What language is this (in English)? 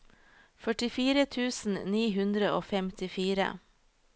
Norwegian